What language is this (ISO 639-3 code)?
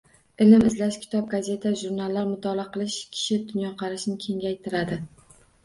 uzb